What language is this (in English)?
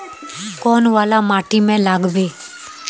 Magahi